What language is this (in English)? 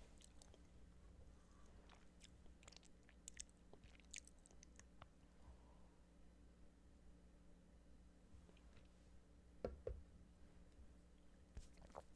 Korean